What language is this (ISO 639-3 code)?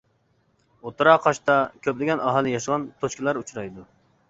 uig